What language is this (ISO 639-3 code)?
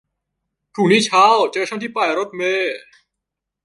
tha